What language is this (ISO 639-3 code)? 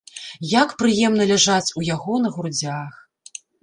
bel